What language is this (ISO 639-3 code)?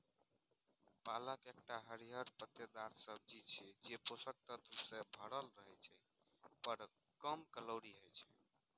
mai